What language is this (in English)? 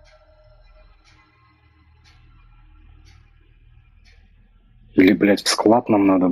Russian